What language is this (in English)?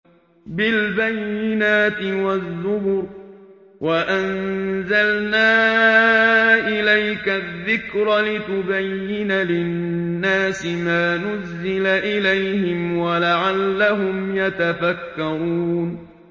Arabic